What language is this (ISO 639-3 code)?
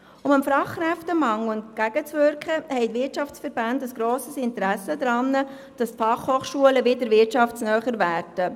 gsw